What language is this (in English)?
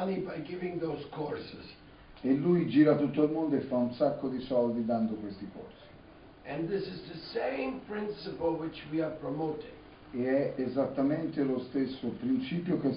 Italian